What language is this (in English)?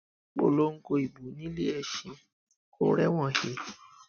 Yoruba